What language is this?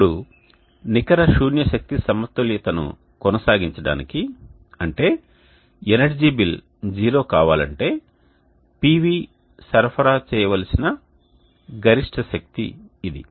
Telugu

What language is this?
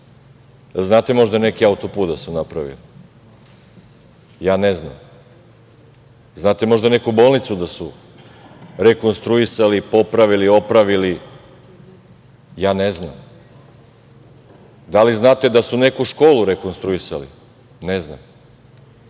Serbian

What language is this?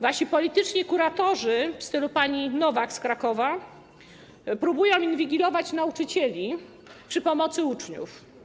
Polish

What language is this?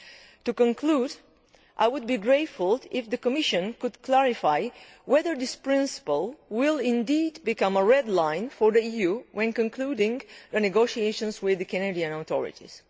English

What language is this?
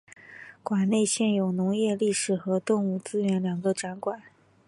Chinese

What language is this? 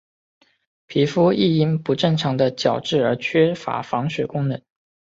Chinese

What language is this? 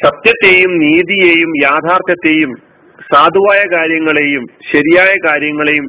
Malayalam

